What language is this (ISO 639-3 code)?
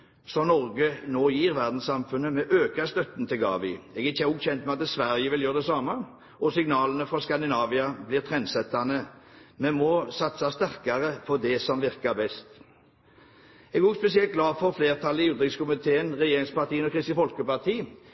nob